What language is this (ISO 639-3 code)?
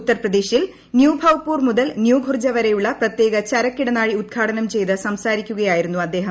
mal